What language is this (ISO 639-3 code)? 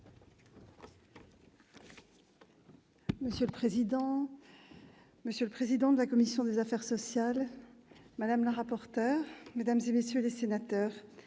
fra